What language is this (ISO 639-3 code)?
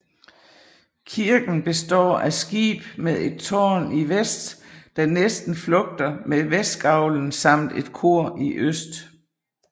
dan